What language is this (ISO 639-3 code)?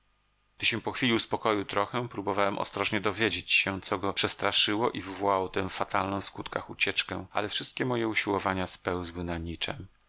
pol